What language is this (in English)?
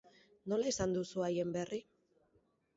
Basque